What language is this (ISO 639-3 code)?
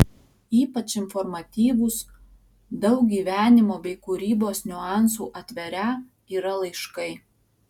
lit